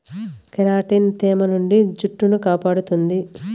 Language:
Telugu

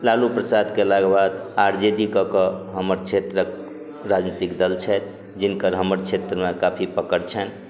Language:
Maithili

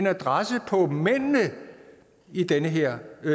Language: Danish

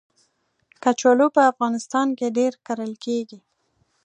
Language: Pashto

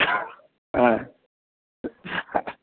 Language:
Sanskrit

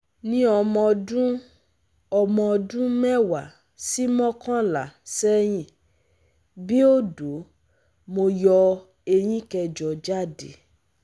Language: Yoruba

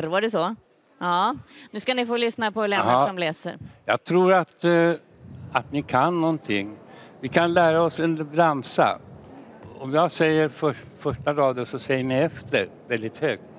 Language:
Swedish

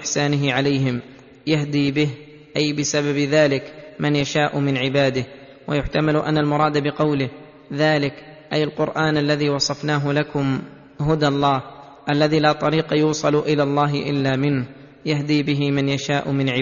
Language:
Arabic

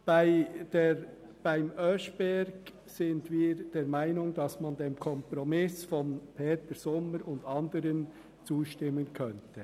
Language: Swiss German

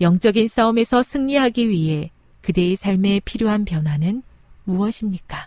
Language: Korean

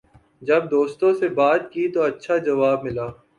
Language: Urdu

